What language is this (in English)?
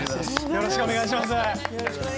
Japanese